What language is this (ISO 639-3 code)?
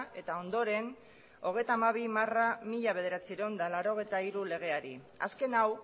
eus